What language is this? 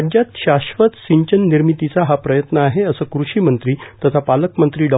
Marathi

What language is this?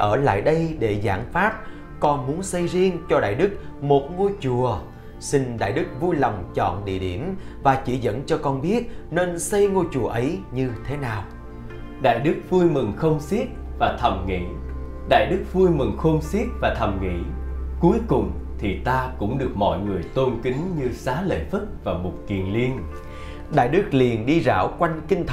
Vietnamese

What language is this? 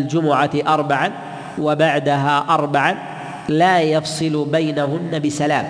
Arabic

